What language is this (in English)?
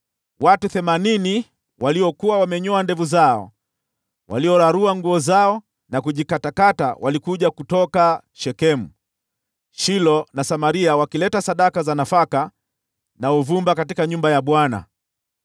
Swahili